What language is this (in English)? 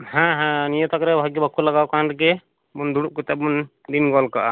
Santali